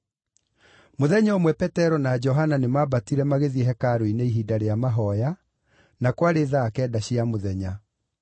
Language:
Kikuyu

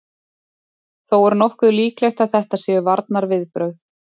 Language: Icelandic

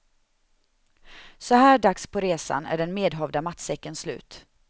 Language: Swedish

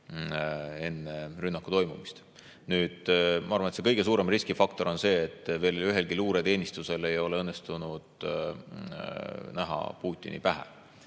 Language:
Estonian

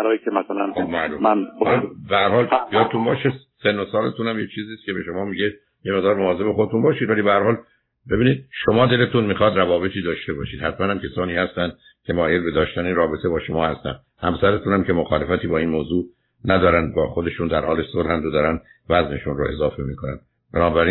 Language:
Persian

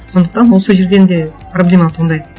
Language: Kazakh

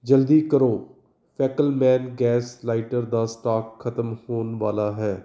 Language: Punjabi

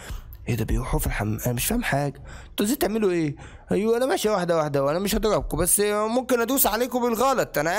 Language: Arabic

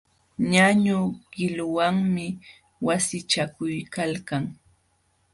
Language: Jauja Wanca Quechua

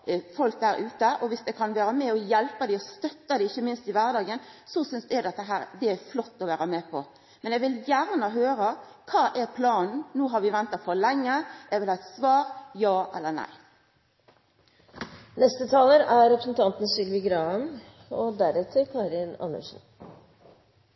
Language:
Norwegian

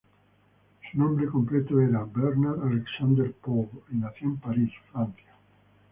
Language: Spanish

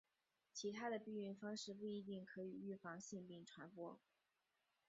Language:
Chinese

